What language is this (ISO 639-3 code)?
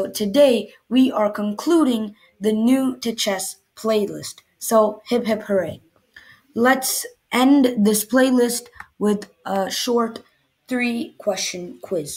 eng